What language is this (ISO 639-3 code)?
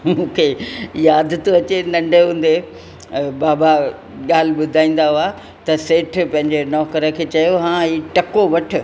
snd